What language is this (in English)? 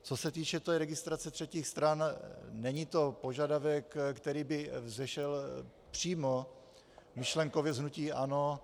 Czech